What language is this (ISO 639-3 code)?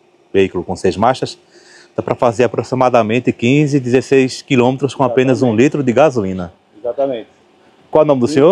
por